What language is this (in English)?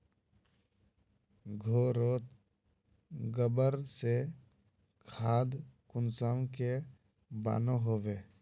Magahi